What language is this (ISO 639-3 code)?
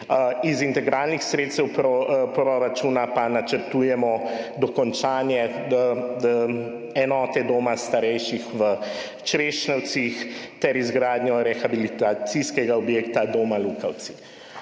slv